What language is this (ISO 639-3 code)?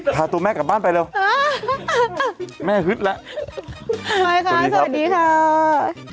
tha